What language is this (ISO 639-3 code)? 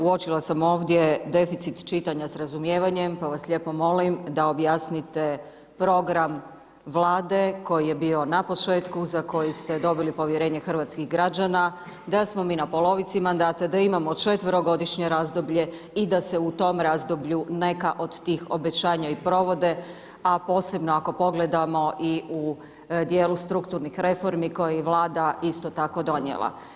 hrv